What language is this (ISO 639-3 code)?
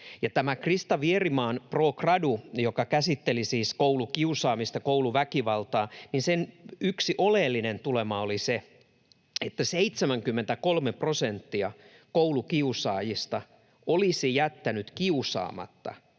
fin